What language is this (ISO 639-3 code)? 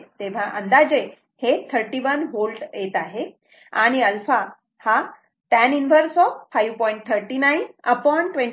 mar